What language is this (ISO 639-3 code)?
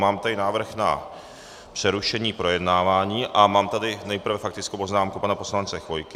ces